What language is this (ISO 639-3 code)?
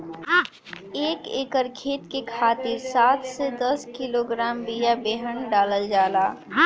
bho